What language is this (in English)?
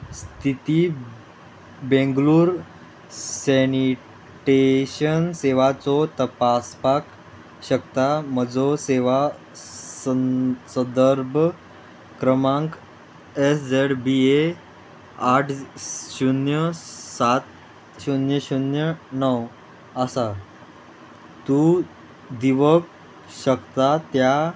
Konkani